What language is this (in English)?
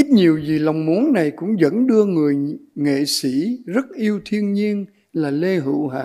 Vietnamese